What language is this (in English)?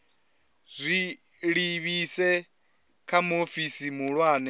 Venda